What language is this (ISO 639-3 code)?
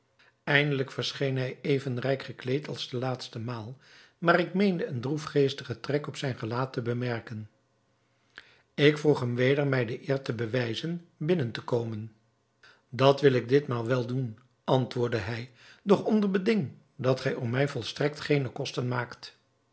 nld